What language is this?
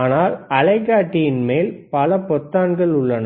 Tamil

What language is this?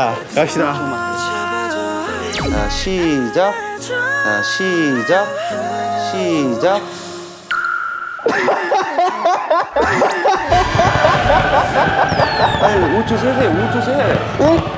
Korean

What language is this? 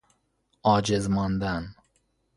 Persian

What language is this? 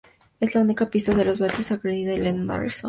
Spanish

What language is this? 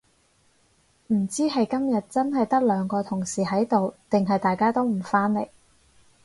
Cantonese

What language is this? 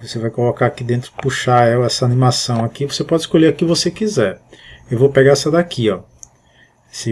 Portuguese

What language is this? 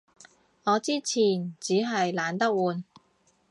Cantonese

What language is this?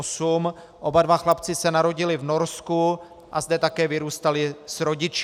Czech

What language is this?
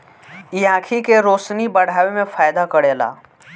Bhojpuri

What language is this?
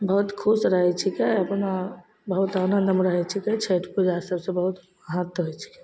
Maithili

